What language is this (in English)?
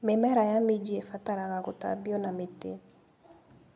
Kikuyu